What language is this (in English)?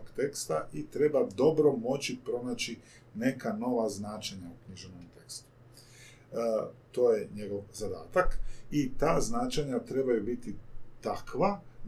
Croatian